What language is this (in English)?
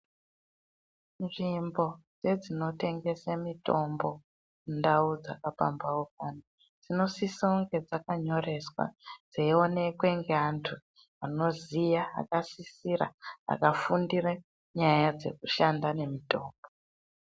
Ndau